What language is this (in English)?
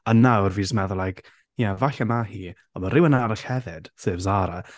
Welsh